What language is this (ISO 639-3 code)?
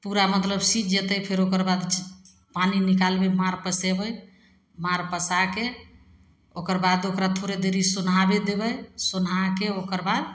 mai